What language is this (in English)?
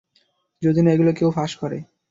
Bangla